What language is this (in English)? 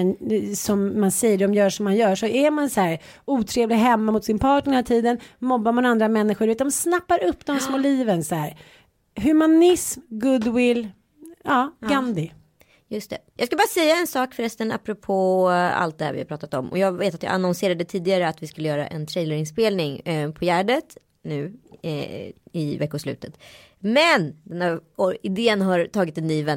Swedish